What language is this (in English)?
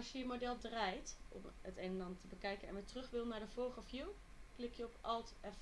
Dutch